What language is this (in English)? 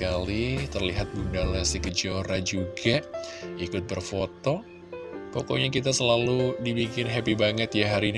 Indonesian